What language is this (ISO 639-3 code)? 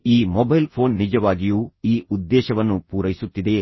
kan